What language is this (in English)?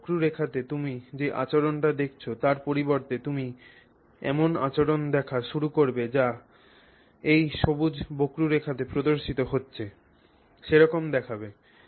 Bangla